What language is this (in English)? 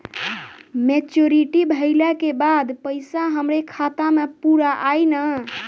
Bhojpuri